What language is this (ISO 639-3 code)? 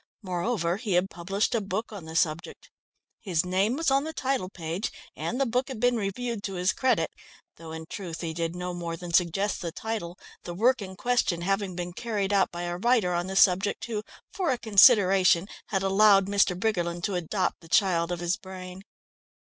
eng